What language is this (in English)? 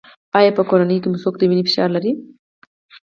Pashto